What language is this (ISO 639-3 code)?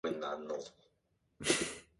kor